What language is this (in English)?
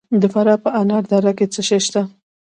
Pashto